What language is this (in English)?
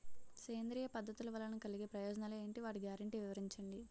Telugu